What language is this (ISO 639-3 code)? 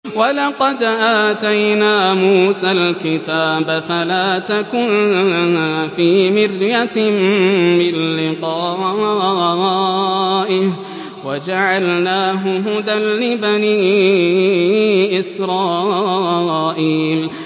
ara